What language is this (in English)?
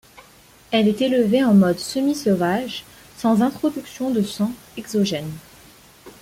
French